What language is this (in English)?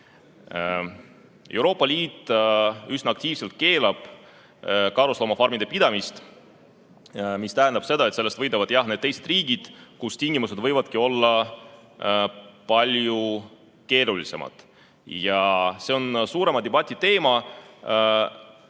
Estonian